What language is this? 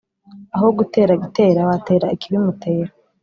Kinyarwanda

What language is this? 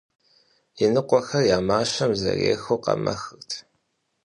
Kabardian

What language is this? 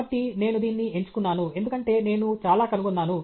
Telugu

